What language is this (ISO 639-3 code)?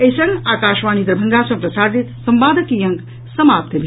mai